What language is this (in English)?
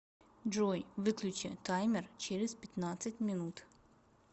Russian